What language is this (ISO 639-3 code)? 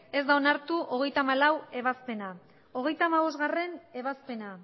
eus